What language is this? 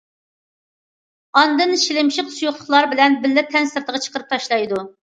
Uyghur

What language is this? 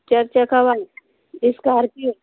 Hindi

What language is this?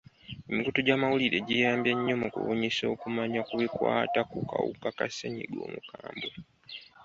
Ganda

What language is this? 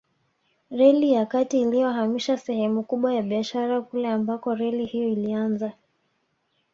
Swahili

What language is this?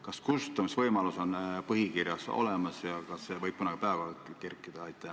Estonian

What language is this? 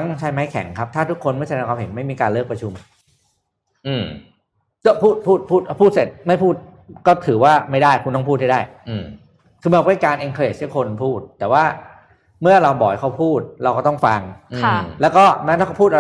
Thai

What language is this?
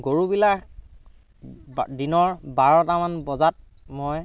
Assamese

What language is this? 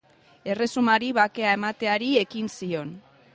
Basque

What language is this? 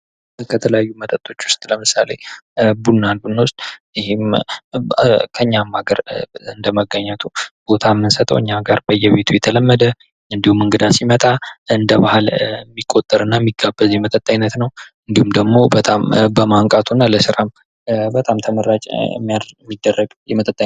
Amharic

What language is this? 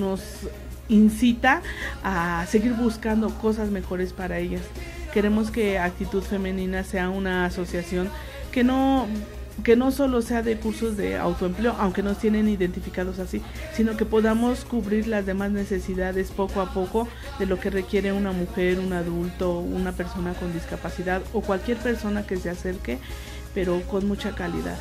Spanish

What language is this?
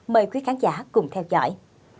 Vietnamese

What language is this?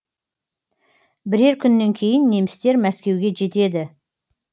Kazakh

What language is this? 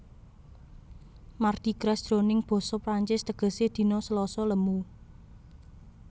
Javanese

